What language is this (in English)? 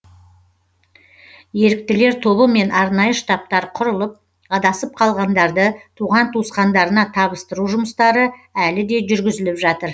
Kazakh